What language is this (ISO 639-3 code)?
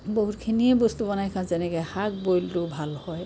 asm